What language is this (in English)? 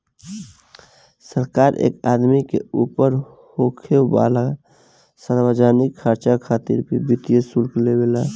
Bhojpuri